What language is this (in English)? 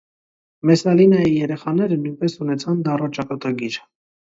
Armenian